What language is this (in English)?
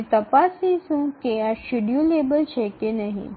Gujarati